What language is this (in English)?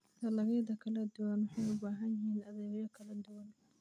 Somali